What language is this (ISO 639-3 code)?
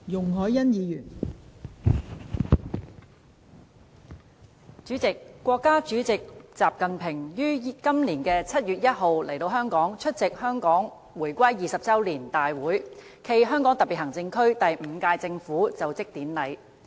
yue